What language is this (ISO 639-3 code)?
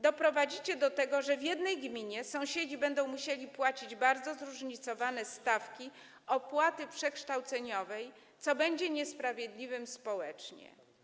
pol